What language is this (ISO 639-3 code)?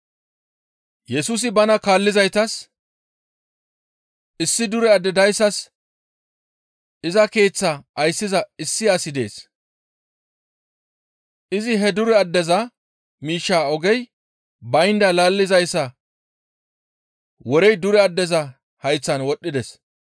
gmv